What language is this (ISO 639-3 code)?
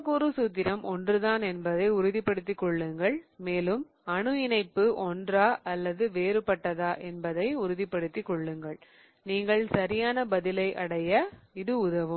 tam